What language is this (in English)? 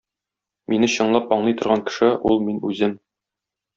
Tatar